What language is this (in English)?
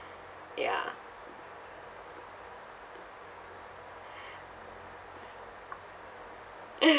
English